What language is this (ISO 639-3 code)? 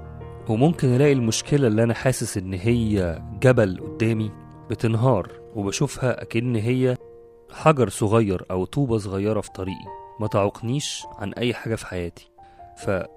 ara